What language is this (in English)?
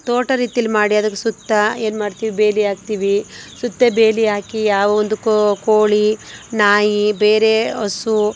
Kannada